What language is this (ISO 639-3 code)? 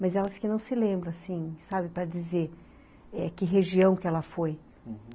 por